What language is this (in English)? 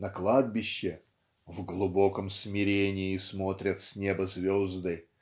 Russian